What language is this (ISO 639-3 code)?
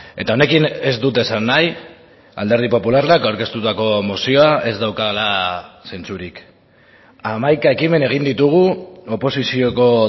eus